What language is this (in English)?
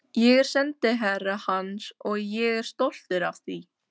Icelandic